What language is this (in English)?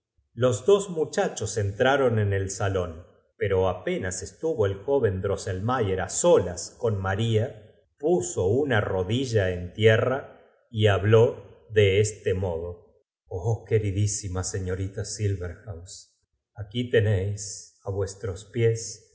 Spanish